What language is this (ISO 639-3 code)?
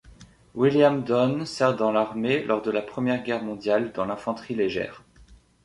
fra